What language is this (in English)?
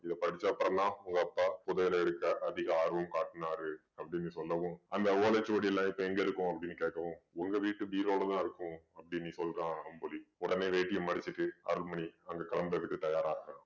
Tamil